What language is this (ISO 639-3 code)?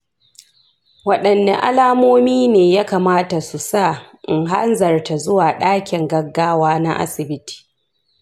hau